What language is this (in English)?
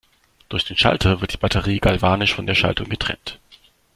German